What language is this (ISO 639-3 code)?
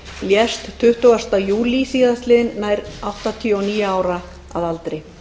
isl